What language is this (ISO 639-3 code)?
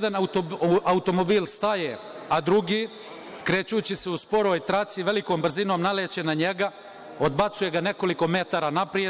srp